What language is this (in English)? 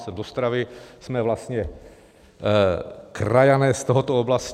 Czech